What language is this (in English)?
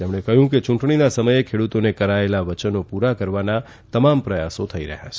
Gujarati